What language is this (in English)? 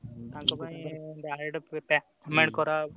Odia